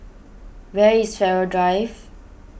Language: English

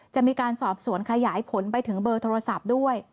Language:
Thai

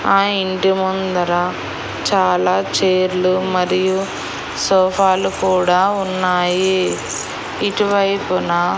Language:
Telugu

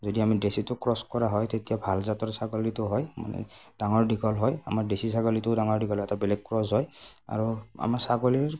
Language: Assamese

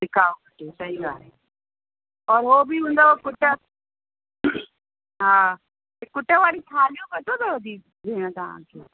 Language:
Sindhi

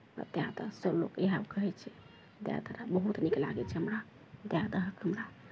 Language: Maithili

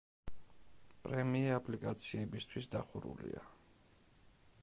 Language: Georgian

